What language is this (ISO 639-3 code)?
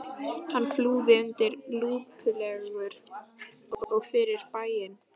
isl